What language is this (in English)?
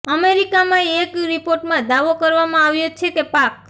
Gujarati